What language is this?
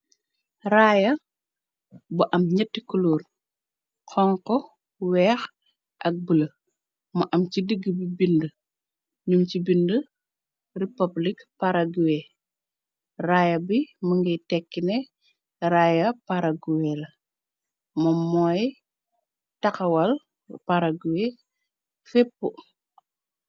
Wolof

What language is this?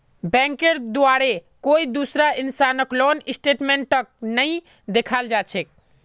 Magahi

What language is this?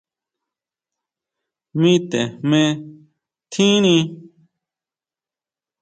Huautla Mazatec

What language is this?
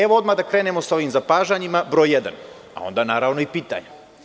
Serbian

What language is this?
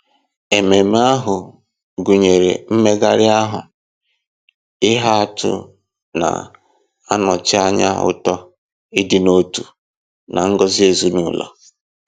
Igbo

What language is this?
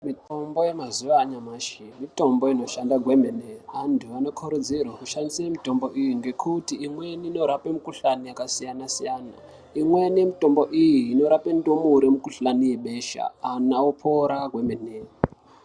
Ndau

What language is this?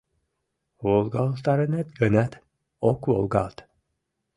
Mari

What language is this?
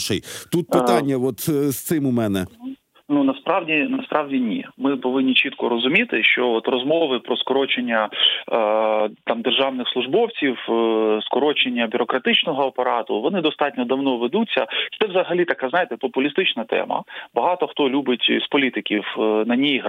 Ukrainian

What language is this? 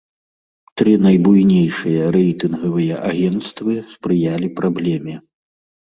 Belarusian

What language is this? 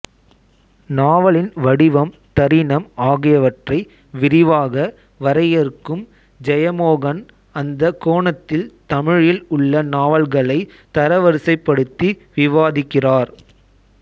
Tamil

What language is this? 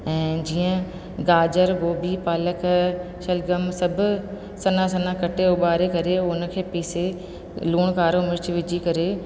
Sindhi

